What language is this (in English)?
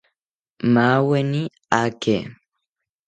South Ucayali Ashéninka